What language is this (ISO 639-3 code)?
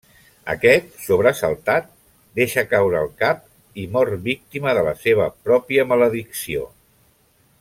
cat